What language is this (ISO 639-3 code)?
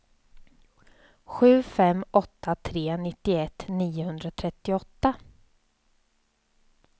swe